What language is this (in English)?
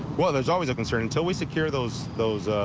English